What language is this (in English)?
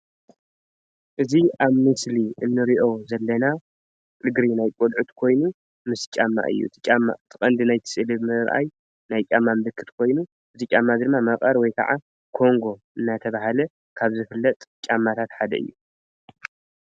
Tigrinya